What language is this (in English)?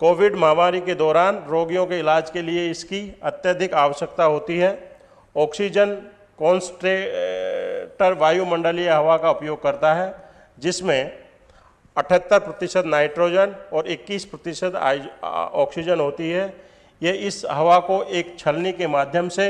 Hindi